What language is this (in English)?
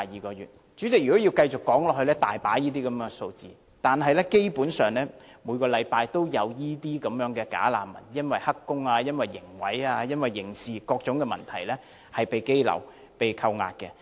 Cantonese